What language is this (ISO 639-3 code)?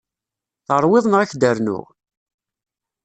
kab